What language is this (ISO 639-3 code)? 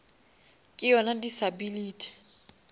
nso